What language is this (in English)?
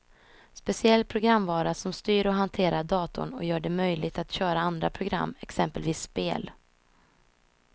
Swedish